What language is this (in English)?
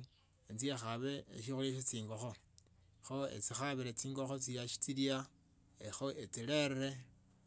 Tsotso